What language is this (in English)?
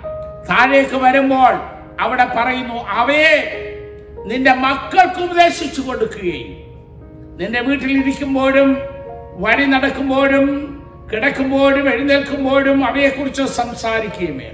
Malayalam